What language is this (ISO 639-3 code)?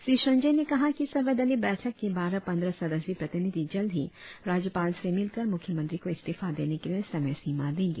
hin